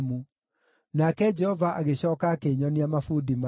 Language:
Kikuyu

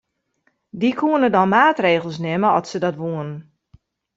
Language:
Western Frisian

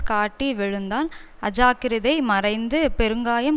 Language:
Tamil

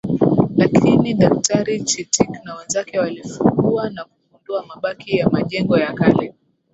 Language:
Swahili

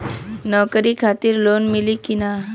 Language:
Bhojpuri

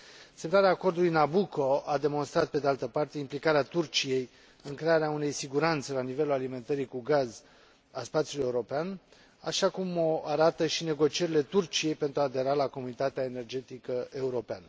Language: Romanian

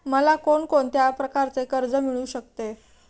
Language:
Marathi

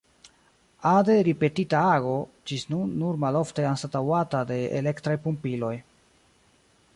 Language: Esperanto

